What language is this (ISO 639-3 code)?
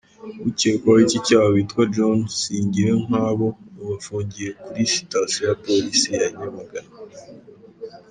kin